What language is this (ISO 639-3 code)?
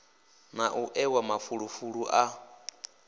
ven